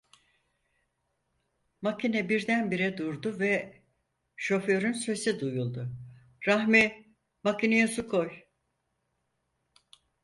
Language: Turkish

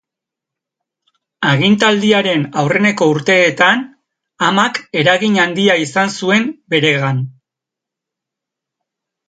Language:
Basque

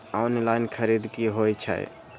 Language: Maithili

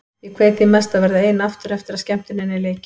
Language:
Icelandic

